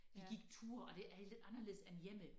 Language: Danish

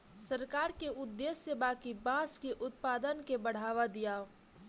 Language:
Bhojpuri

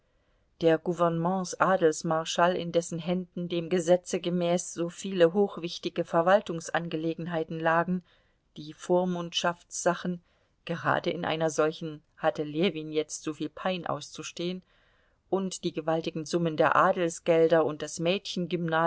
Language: German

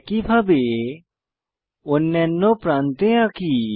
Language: Bangla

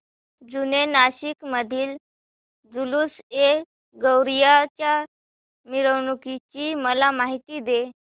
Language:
Marathi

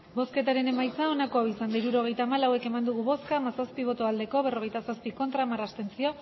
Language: Basque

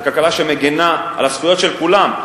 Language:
Hebrew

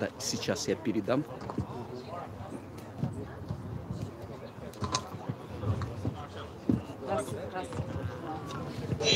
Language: Russian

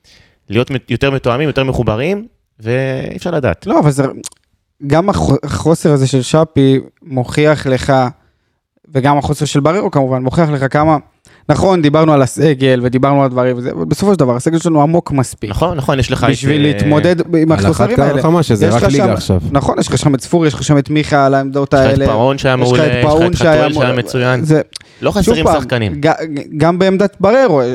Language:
Hebrew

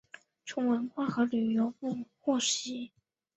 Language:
Chinese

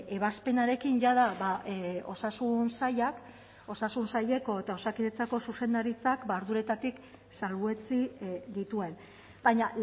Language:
Basque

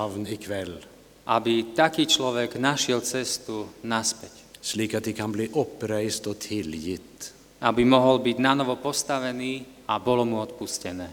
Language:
Slovak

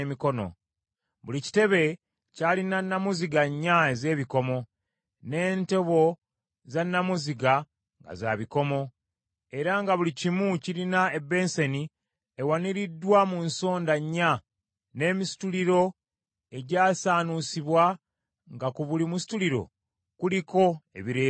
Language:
Ganda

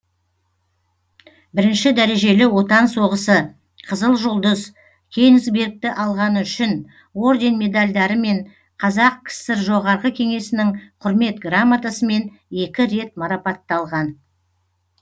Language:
Kazakh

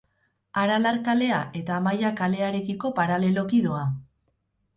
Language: Basque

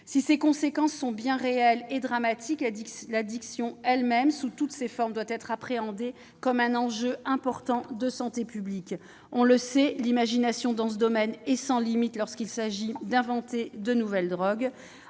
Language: French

